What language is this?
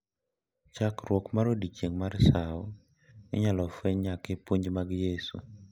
Luo (Kenya and Tanzania)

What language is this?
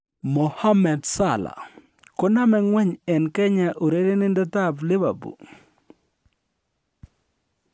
Kalenjin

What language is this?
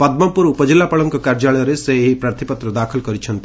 Odia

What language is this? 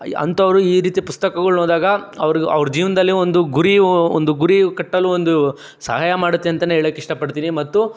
Kannada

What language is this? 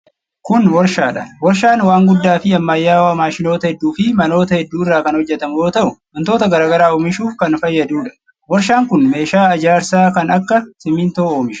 Oromo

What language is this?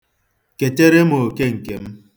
Igbo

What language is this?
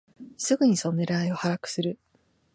Japanese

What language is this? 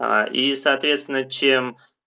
Russian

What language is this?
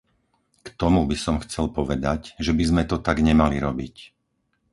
Slovak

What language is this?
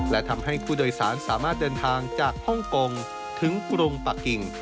Thai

